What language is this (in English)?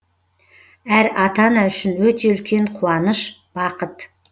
Kazakh